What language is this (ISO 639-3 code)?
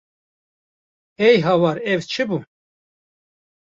kur